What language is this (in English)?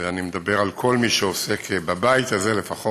Hebrew